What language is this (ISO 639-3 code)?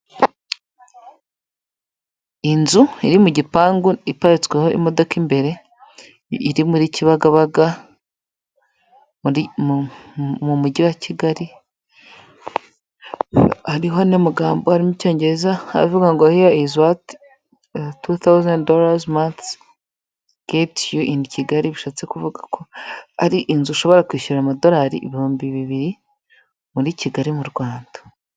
kin